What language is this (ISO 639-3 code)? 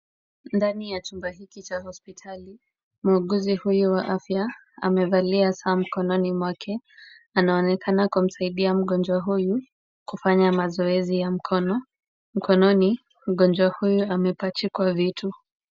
swa